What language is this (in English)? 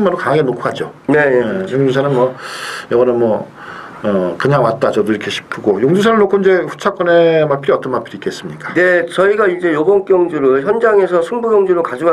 Korean